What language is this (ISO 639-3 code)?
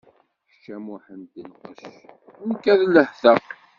kab